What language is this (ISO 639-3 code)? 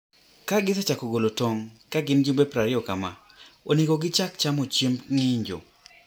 luo